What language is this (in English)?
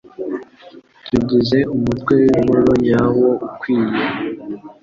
Kinyarwanda